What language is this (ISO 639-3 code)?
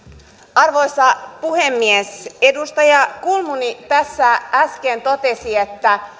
fin